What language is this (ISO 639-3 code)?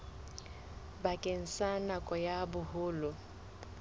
sot